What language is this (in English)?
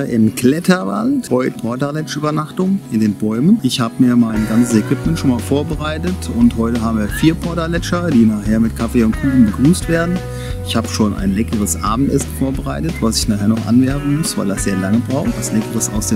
German